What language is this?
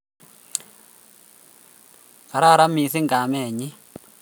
Kalenjin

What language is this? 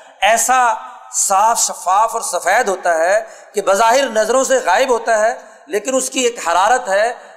Urdu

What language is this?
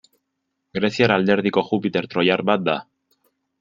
Basque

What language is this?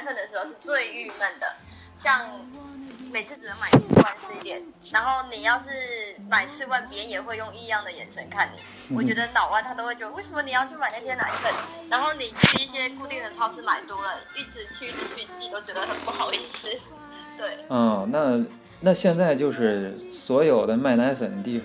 Chinese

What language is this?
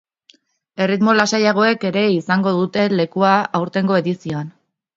Basque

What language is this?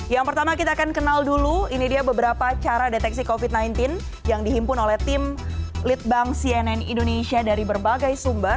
Indonesian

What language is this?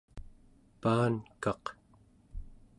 Central Yupik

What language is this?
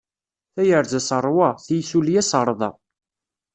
Kabyle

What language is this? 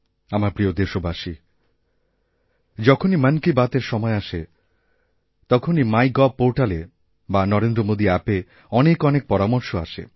Bangla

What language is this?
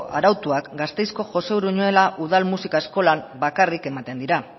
Basque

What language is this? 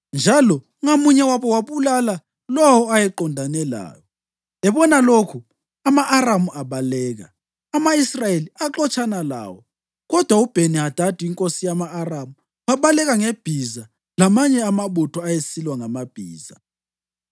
North Ndebele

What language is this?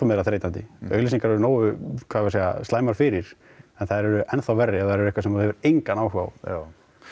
Icelandic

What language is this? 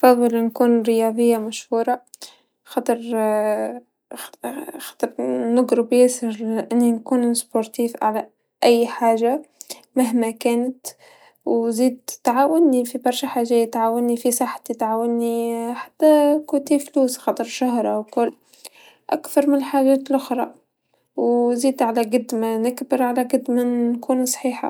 Tunisian Arabic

